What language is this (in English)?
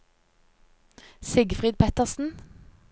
Norwegian